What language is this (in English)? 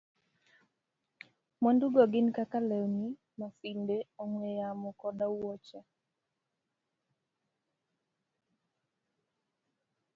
Luo (Kenya and Tanzania)